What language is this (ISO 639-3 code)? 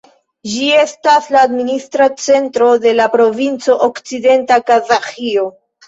epo